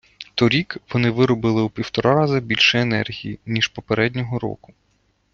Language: Ukrainian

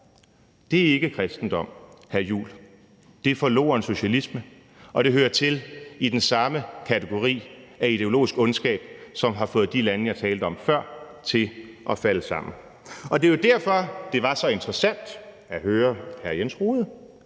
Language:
Danish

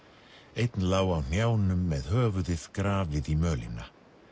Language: Icelandic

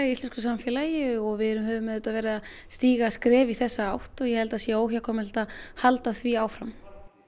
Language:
Icelandic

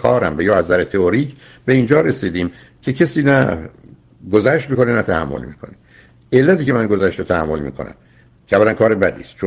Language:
Persian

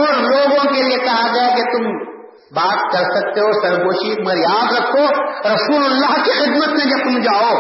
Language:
Urdu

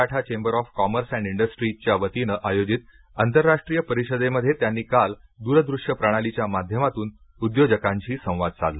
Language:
Marathi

